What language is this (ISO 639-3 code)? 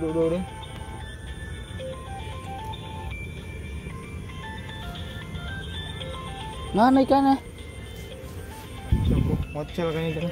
ind